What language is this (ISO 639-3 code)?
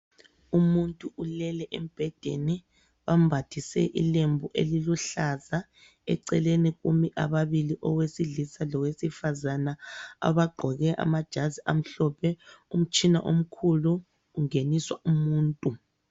nde